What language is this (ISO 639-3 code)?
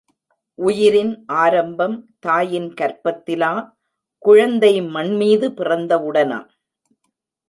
tam